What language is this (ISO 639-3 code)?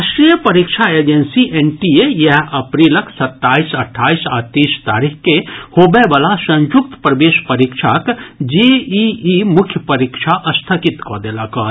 mai